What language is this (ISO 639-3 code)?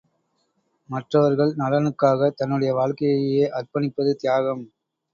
tam